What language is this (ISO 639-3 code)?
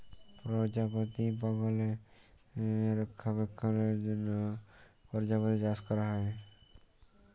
ben